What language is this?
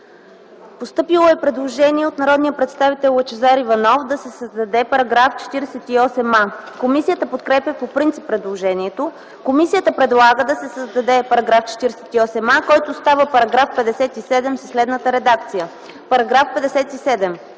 Bulgarian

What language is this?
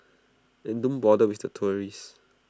English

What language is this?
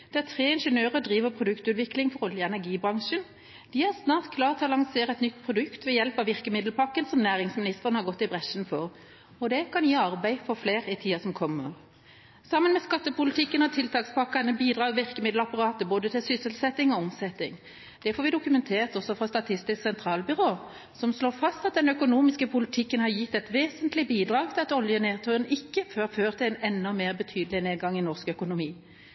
Norwegian Bokmål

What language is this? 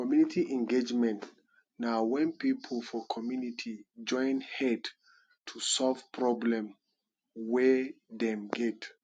Nigerian Pidgin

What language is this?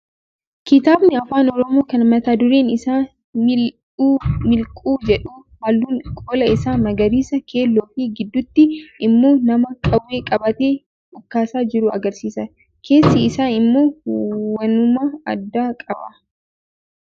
Oromo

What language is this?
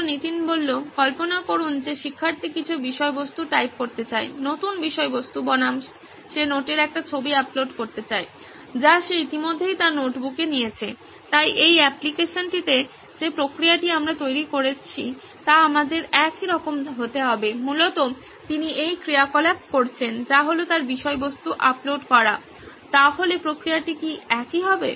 Bangla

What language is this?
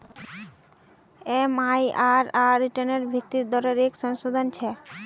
Magahi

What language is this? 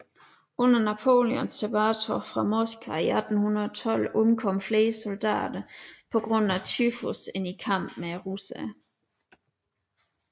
Danish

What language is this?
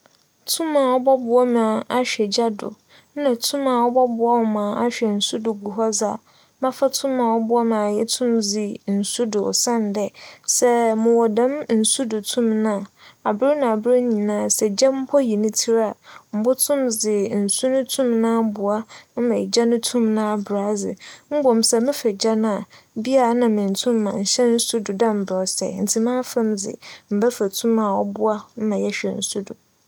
Akan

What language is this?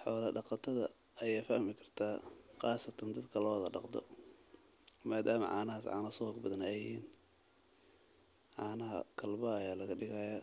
Somali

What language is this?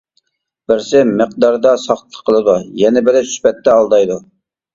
Uyghur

